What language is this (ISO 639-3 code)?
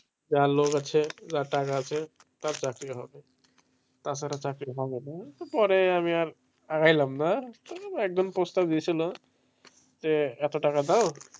ben